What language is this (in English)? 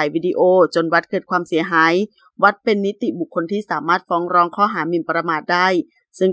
Thai